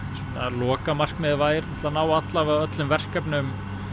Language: Icelandic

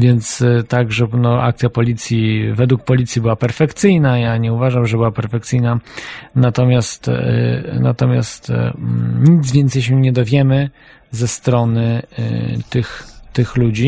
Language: Polish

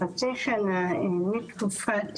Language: Hebrew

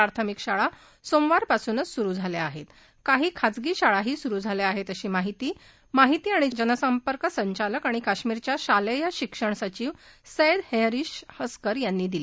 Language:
Marathi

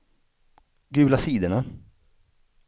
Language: Swedish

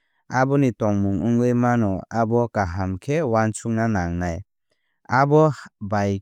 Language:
Kok Borok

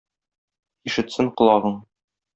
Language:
Tatar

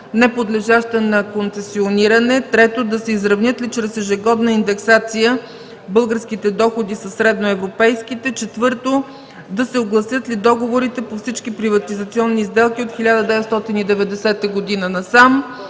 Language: Bulgarian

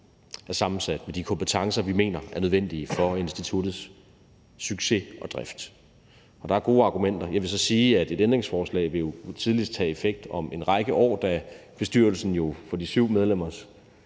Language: Danish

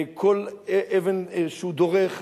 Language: Hebrew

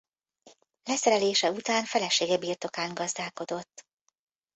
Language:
Hungarian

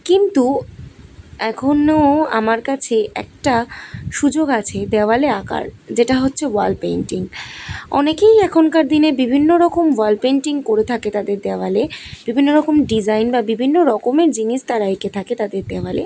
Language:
Bangla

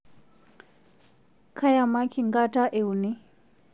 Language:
Masai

